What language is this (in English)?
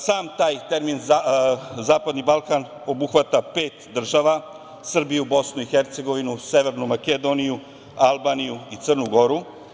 Serbian